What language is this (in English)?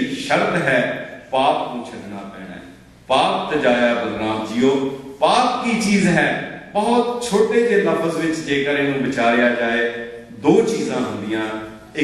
Punjabi